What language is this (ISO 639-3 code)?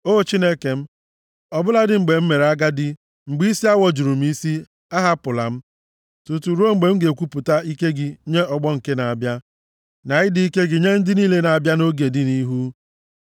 ibo